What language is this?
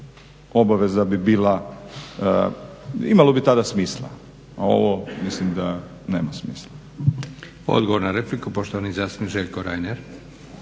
Croatian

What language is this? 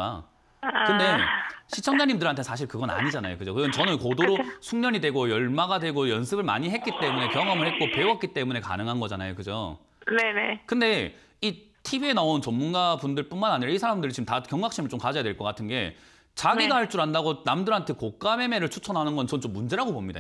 Korean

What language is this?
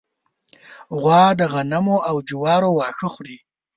Pashto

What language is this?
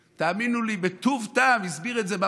Hebrew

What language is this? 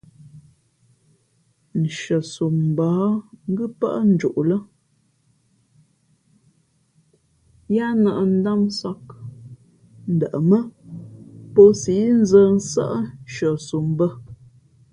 Fe'fe'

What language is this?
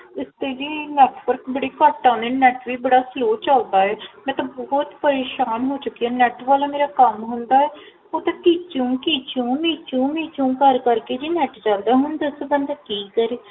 Punjabi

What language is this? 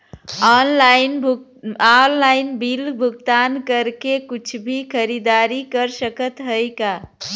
Bhojpuri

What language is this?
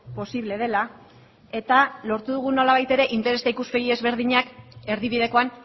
Basque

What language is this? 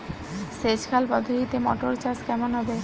Bangla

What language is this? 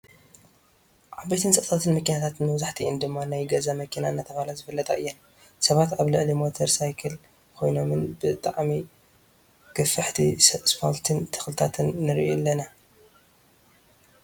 Tigrinya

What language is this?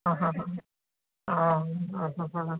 Sanskrit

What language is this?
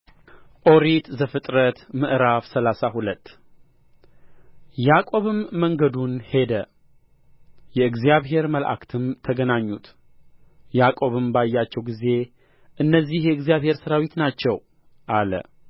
Amharic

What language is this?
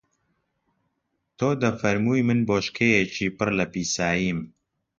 Central Kurdish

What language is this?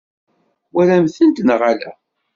Kabyle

